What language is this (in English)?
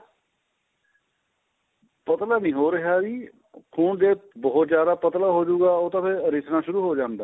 Punjabi